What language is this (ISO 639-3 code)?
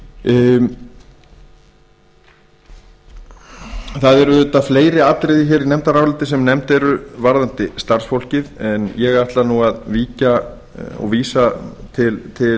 isl